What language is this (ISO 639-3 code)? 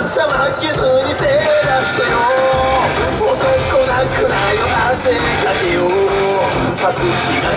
jpn